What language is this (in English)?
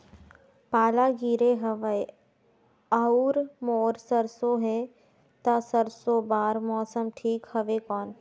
Chhattisgarhi